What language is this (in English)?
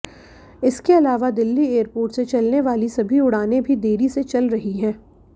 Hindi